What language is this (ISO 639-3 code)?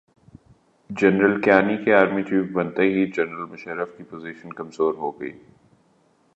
urd